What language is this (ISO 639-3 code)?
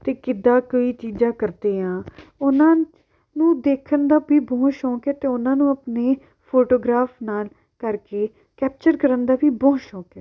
pan